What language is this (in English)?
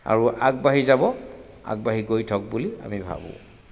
Assamese